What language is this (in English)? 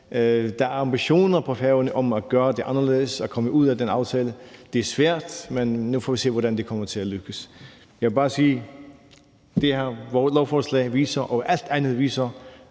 Danish